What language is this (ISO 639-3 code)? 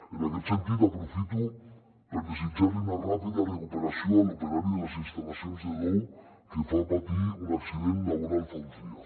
cat